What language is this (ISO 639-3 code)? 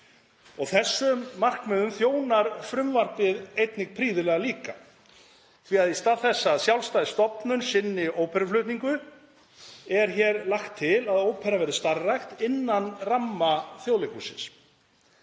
isl